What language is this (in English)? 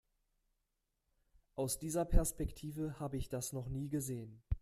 German